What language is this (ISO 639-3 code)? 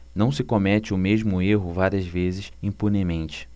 por